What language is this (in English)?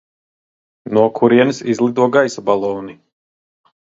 Latvian